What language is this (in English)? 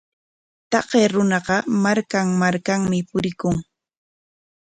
Corongo Ancash Quechua